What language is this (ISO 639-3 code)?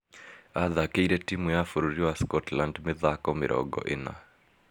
kik